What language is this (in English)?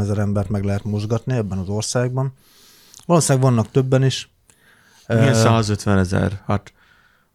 Hungarian